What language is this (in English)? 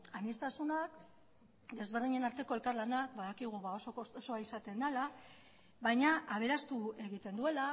Basque